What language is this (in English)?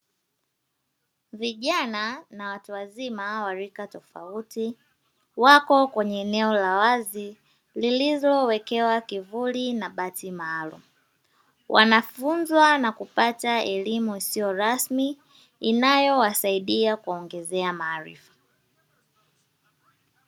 Swahili